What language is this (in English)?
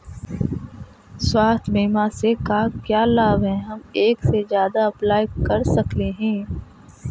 Magahi